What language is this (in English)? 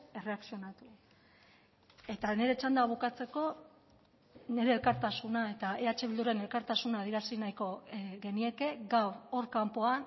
Basque